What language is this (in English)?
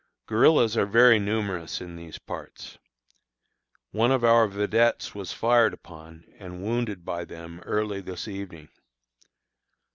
English